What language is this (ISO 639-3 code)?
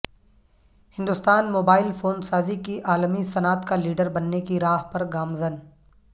urd